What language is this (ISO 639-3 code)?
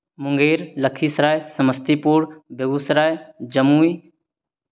mai